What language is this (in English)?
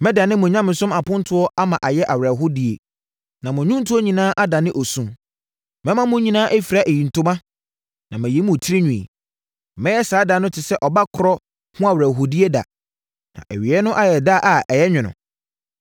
Akan